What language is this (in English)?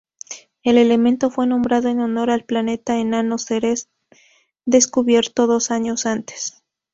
Spanish